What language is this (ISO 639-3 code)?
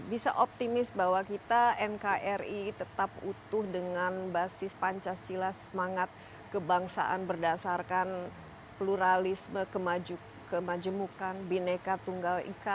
ind